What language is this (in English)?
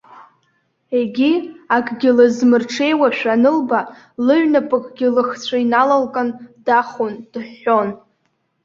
Abkhazian